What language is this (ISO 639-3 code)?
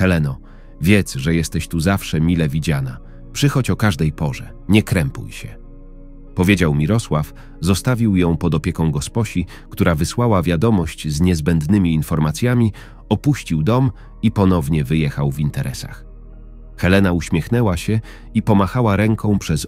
pol